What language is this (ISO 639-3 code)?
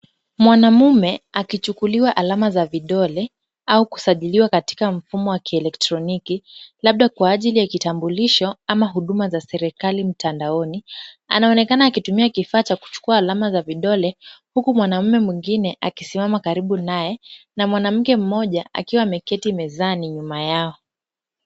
swa